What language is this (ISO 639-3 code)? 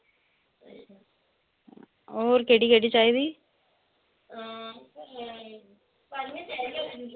doi